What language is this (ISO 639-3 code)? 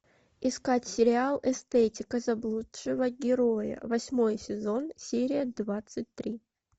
rus